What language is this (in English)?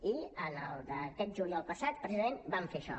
Catalan